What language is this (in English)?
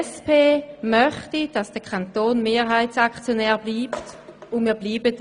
Swiss German